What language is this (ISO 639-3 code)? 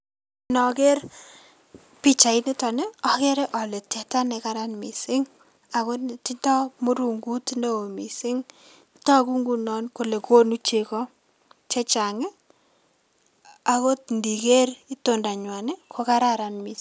kln